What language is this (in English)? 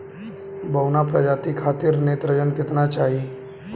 Bhojpuri